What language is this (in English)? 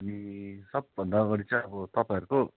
Nepali